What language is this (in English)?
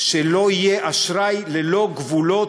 Hebrew